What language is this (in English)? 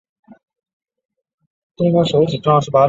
Chinese